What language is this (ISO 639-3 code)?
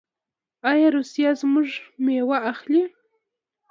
pus